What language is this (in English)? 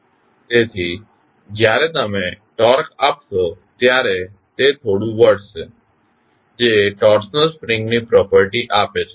Gujarati